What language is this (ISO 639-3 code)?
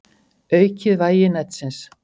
isl